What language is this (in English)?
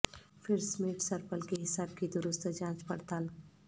Urdu